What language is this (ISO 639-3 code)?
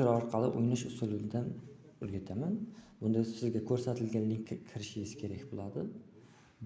uzb